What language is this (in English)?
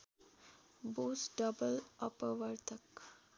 Nepali